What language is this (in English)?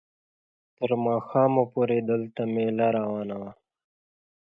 Pashto